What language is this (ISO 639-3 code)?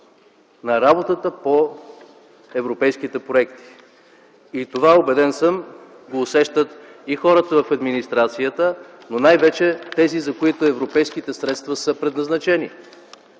bul